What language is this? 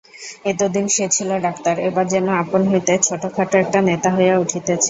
Bangla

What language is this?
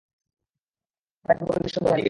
Bangla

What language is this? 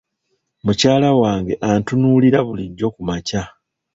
Ganda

